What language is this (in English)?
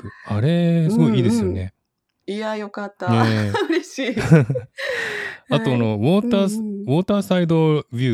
Japanese